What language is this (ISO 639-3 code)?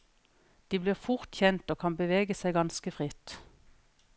nor